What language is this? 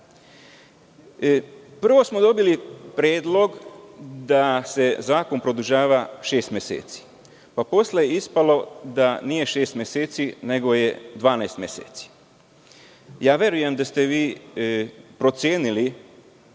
Serbian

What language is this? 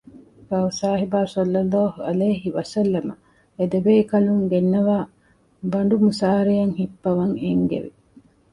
Divehi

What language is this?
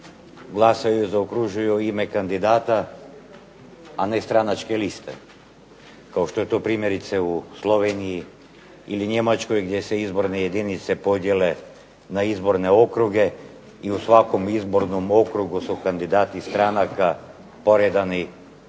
Croatian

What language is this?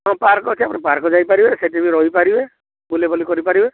Odia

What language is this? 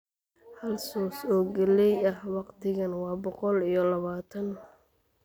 Somali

